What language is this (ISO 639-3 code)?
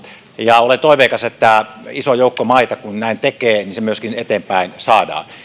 fin